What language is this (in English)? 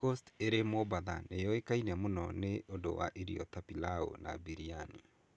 Kikuyu